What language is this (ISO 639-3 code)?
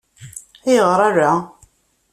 kab